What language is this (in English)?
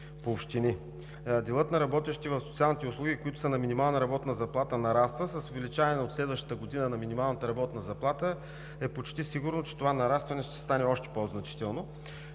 Bulgarian